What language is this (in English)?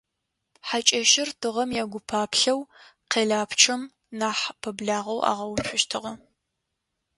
Adyghe